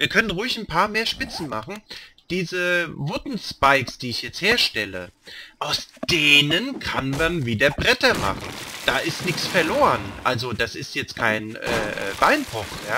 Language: German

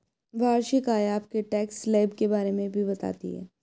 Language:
Hindi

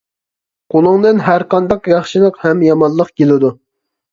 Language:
Uyghur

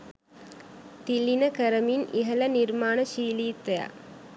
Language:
Sinhala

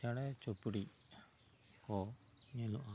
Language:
Santali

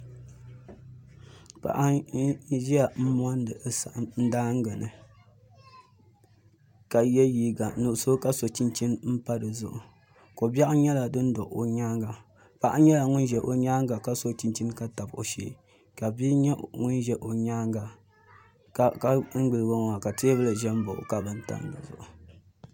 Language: Dagbani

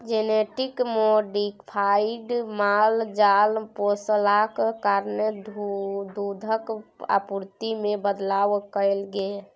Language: Maithili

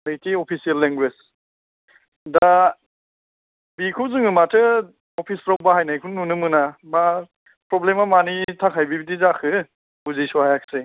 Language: Bodo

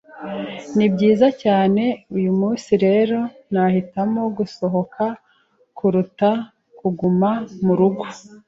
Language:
Kinyarwanda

